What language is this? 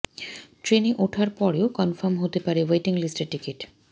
Bangla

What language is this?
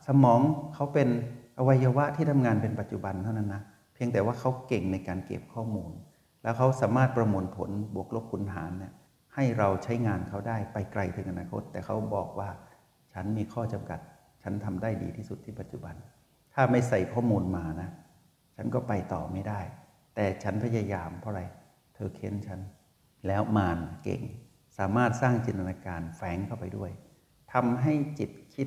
Thai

